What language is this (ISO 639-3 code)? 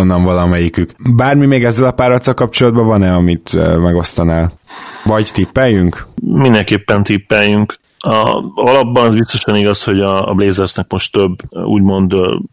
hun